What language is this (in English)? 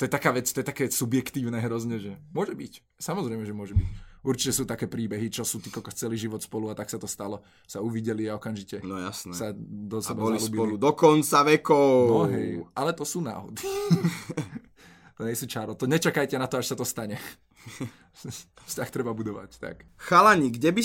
Slovak